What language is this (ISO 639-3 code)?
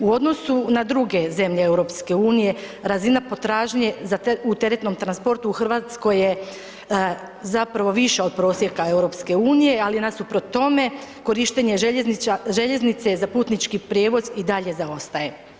hrv